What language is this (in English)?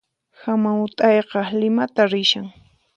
Puno Quechua